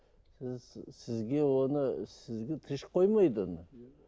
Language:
Kazakh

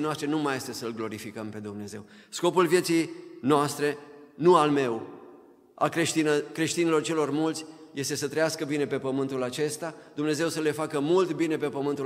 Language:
Romanian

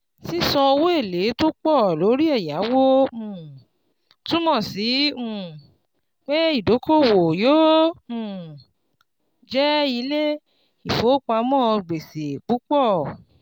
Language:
Yoruba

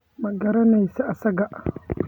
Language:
Somali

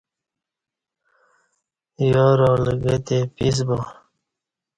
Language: Kati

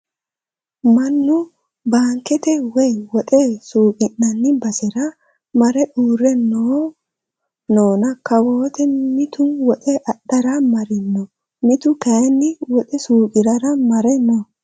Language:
Sidamo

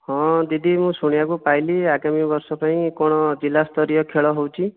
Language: Odia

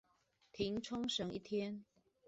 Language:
Chinese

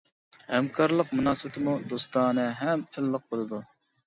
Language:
Uyghur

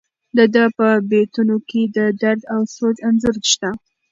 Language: Pashto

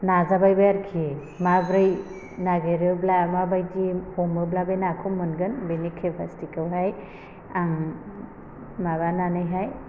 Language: Bodo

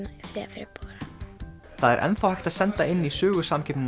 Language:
Icelandic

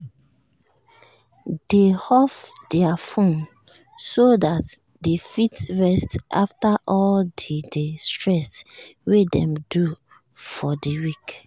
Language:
Nigerian Pidgin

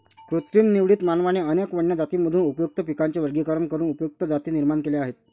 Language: Marathi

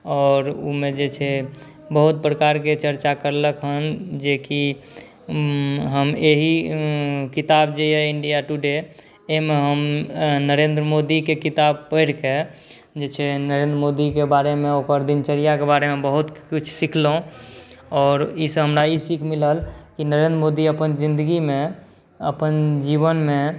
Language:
Maithili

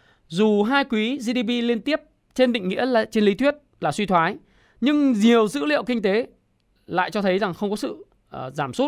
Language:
Vietnamese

